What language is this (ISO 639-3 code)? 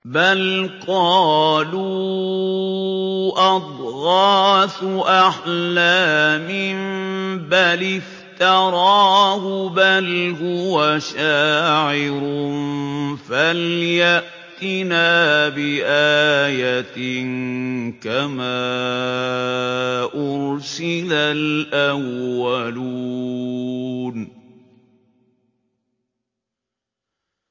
ara